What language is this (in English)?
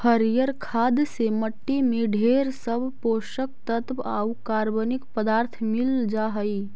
Magahi